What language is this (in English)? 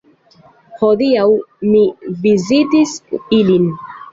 Esperanto